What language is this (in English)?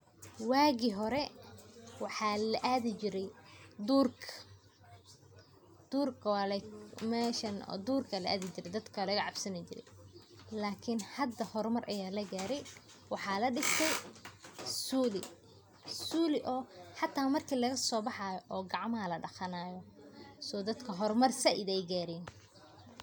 Somali